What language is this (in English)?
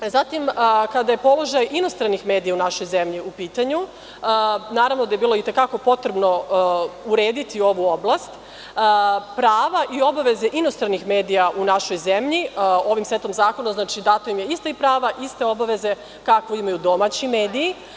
Serbian